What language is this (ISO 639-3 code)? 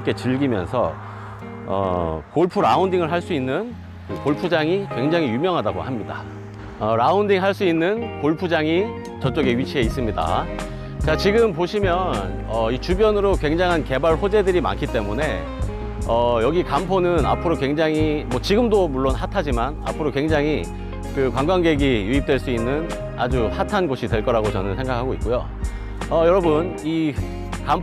kor